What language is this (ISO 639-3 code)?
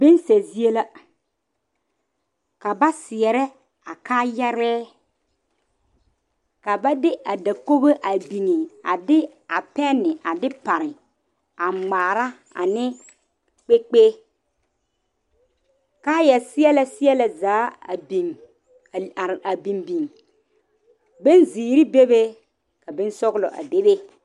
dga